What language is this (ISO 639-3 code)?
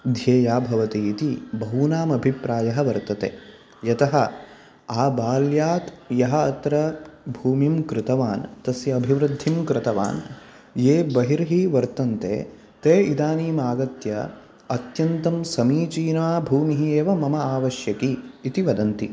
san